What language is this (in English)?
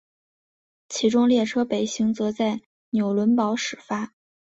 Chinese